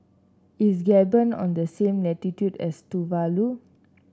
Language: English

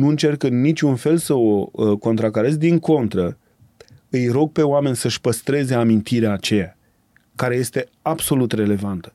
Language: Romanian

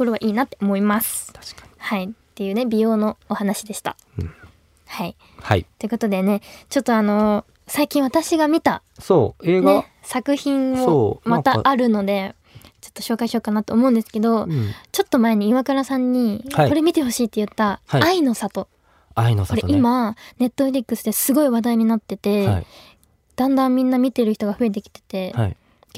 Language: Japanese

